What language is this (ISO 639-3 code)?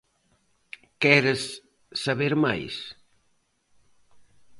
glg